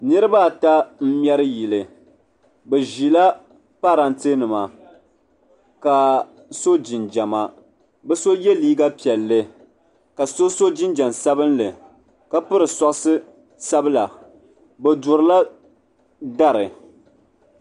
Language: Dagbani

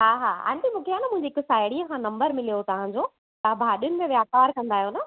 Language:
Sindhi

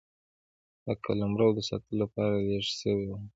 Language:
Pashto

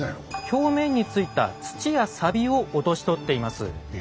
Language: Japanese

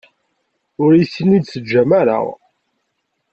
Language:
Kabyle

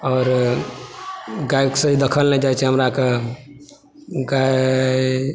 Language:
Maithili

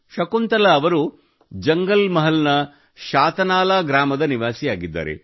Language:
Kannada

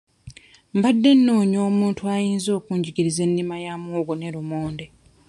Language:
Ganda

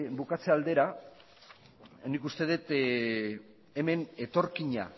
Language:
Basque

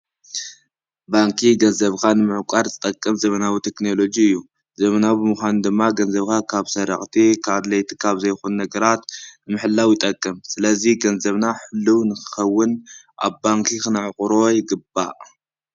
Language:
Tigrinya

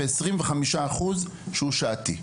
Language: Hebrew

